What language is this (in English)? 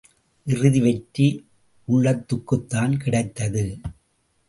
Tamil